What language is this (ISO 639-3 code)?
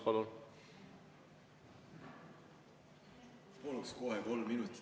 est